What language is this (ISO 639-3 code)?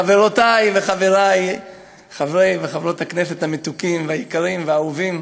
heb